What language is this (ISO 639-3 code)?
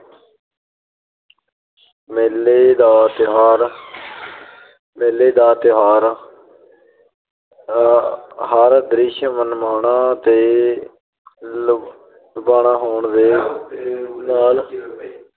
pan